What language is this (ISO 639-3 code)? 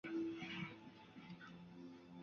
zho